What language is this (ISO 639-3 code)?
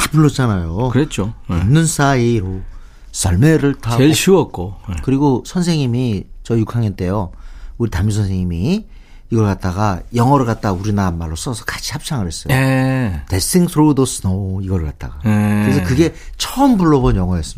kor